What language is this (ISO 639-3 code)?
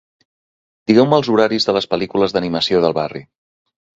cat